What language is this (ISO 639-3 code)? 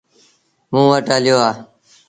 sbn